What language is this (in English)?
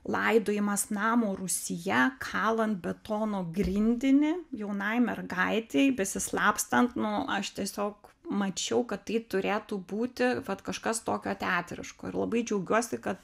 Lithuanian